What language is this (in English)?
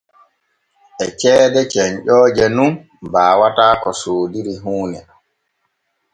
Borgu Fulfulde